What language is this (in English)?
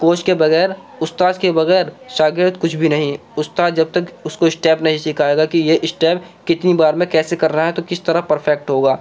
Urdu